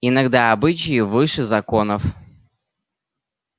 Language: Russian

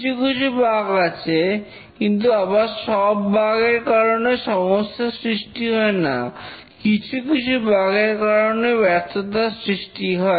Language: Bangla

